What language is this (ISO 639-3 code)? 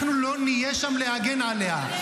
heb